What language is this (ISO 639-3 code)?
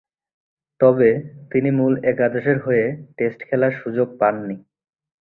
ben